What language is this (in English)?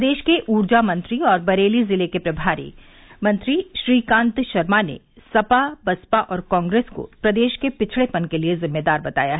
Hindi